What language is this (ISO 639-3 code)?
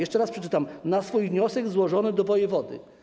pol